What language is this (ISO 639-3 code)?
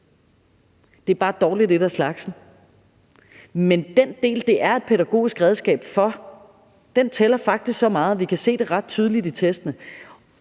dan